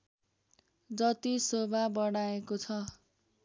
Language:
Nepali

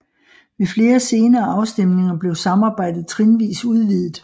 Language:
Danish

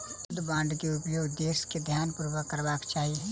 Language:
Maithili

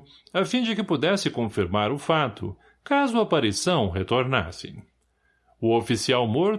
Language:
Portuguese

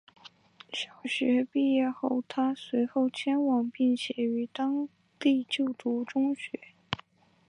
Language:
Chinese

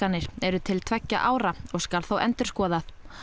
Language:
Icelandic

